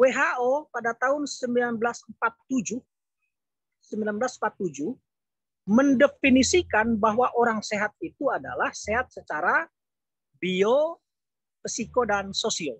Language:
Indonesian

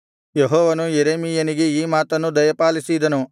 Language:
Kannada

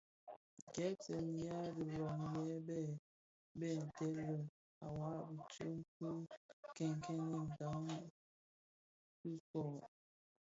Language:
Bafia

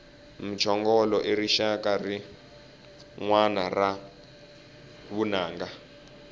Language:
Tsonga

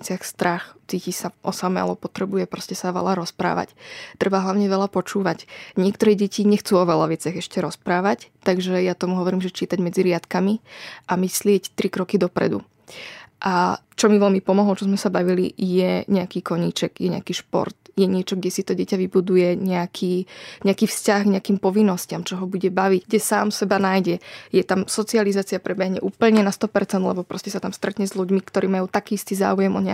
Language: Slovak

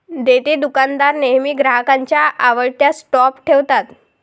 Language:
Marathi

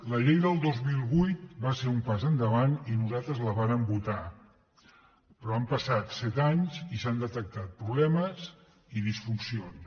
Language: Catalan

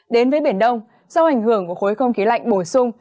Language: Vietnamese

